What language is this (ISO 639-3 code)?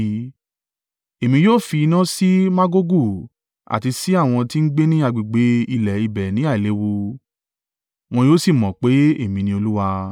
yor